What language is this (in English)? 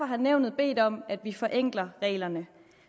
Danish